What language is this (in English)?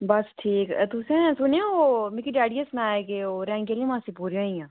Dogri